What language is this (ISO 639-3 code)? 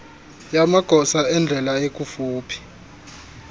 xho